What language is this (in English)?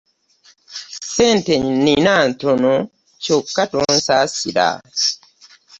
Ganda